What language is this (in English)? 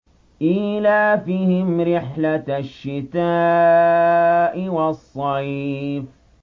Arabic